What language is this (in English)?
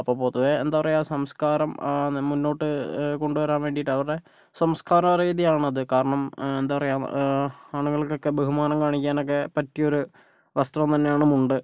Malayalam